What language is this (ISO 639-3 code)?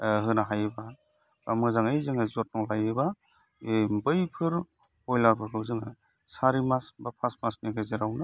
brx